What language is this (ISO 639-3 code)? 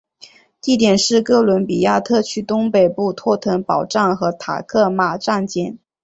zho